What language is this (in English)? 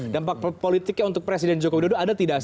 Indonesian